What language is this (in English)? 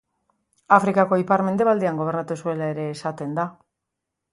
Basque